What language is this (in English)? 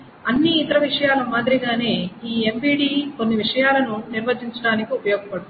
Telugu